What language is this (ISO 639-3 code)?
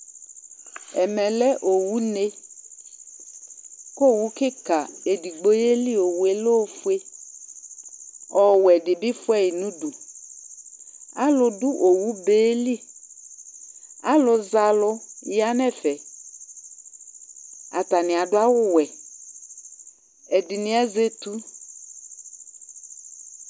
kpo